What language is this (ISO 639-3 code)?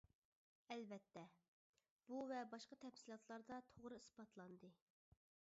uig